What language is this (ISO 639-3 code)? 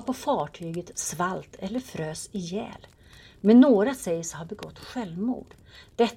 swe